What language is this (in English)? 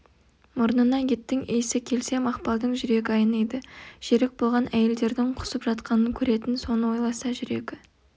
Kazakh